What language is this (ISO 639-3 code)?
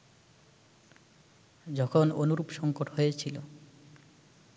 ben